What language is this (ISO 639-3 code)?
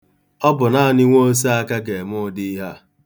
ibo